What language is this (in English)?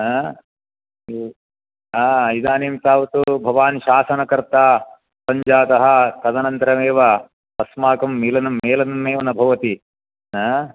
Sanskrit